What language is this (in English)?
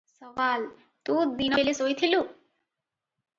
Odia